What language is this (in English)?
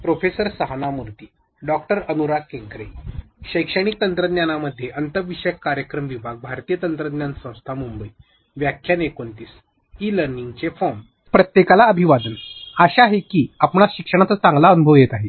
Marathi